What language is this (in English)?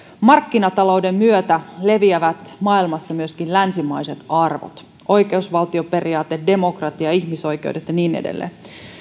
Finnish